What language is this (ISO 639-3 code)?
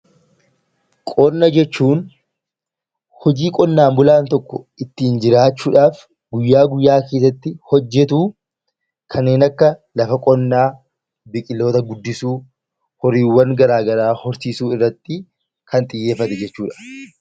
orm